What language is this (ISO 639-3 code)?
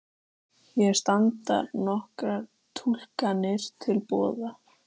isl